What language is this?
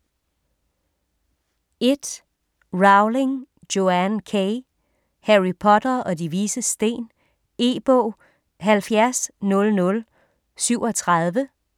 Danish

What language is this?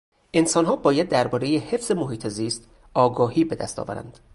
Persian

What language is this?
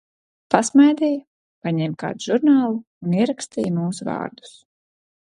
Latvian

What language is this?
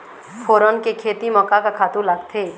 Chhattisgarhi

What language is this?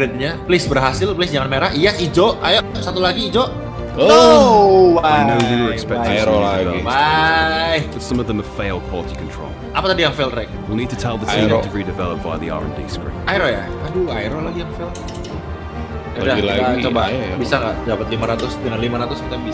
Indonesian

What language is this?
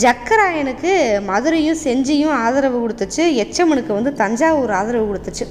Tamil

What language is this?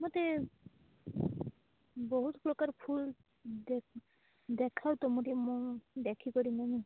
Odia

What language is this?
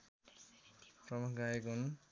Nepali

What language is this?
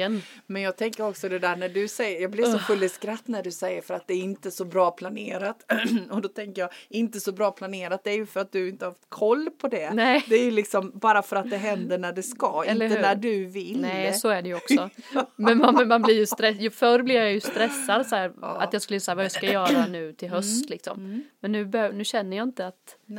Swedish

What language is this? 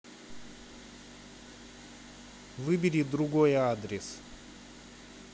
Russian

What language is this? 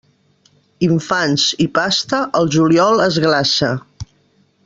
Catalan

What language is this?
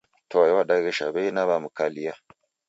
Taita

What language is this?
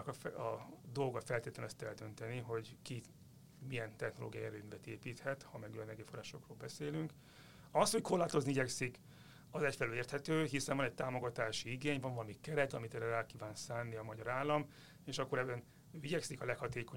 Hungarian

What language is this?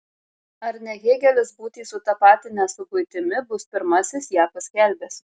Lithuanian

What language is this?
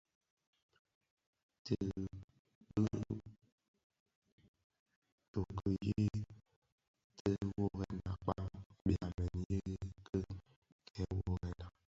Bafia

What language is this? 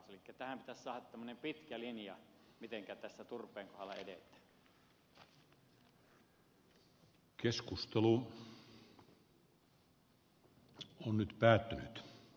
Finnish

